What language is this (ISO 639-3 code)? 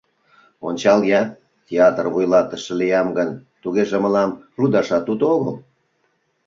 chm